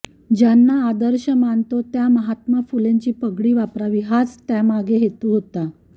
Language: Marathi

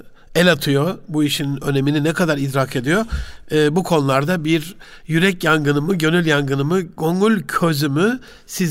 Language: Turkish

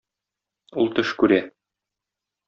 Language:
Tatar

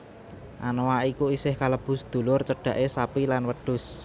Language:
Javanese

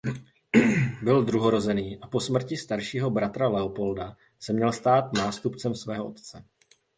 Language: Czech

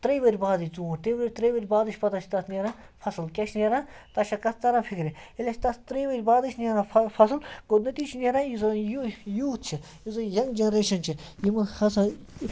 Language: Kashmiri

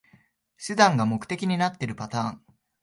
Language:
Japanese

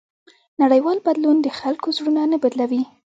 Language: Pashto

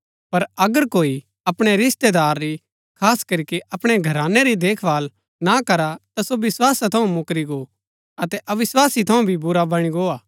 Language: Gaddi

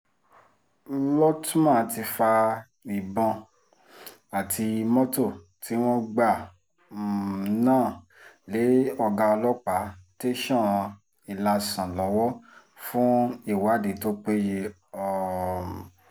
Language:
Yoruba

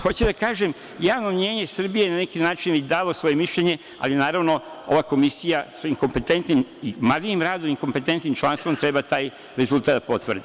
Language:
Serbian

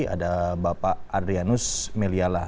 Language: Indonesian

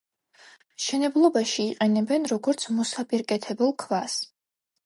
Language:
Georgian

